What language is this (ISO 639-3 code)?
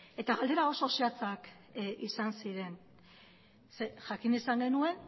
eus